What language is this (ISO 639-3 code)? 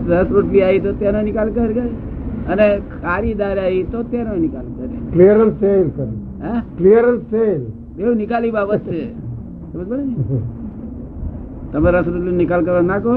guj